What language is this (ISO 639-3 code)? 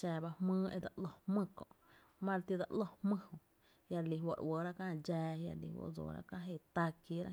cte